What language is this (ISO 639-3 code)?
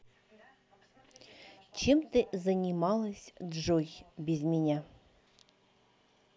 rus